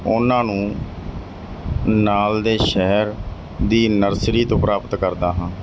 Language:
Punjabi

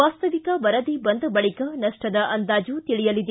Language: Kannada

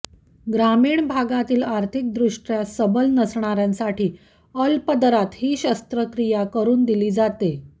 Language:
Marathi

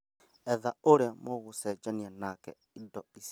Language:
Kikuyu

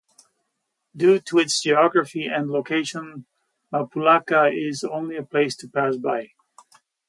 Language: English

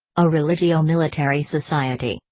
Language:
English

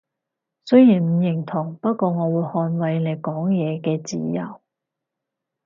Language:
Cantonese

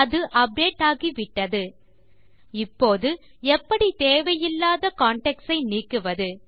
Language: Tamil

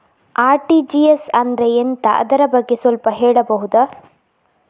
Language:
Kannada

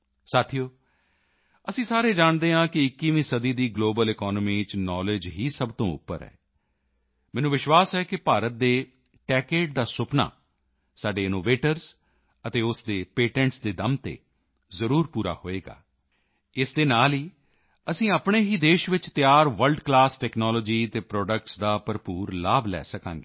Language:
Punjabi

